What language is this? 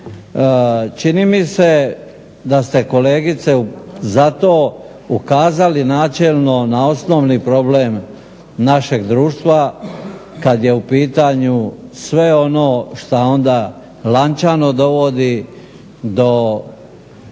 Croatian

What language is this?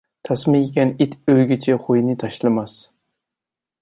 Uyghur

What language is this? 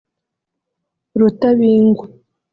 Kinyarwanda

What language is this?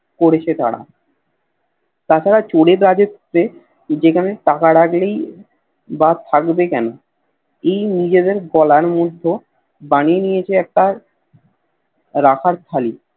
Bangla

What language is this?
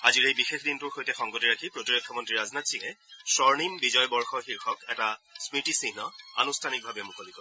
Assamese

